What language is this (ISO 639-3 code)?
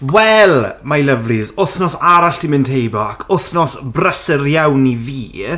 cym